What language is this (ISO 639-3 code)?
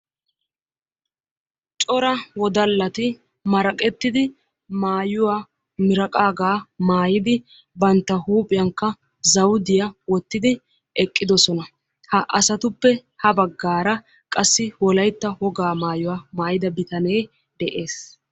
wal